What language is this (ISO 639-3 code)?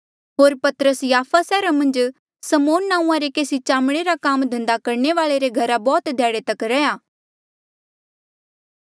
mjl